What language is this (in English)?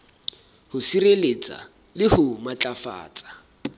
Southern Sotho